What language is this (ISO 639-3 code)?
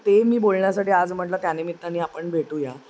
mar